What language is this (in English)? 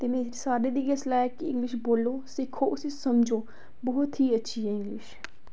Dogri